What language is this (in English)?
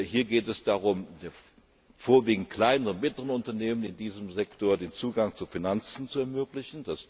German